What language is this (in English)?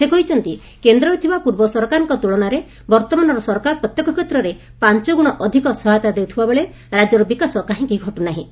Odia